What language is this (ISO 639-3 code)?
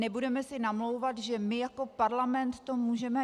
ces